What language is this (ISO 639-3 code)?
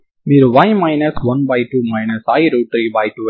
tel